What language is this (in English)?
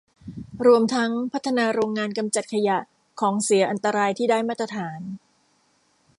Thai